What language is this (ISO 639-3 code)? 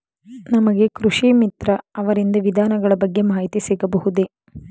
kan